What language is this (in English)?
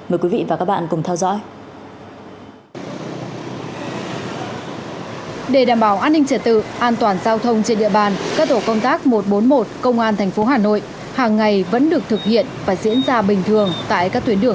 Vietnamese